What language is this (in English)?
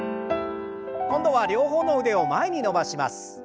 Japanese